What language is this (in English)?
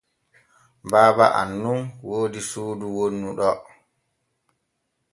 Borgu Fulfulde